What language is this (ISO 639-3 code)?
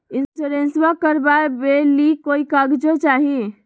mag